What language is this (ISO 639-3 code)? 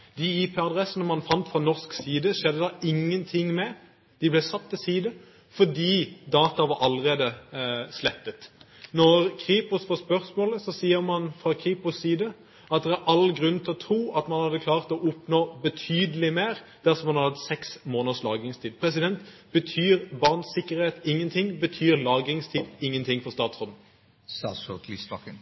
nob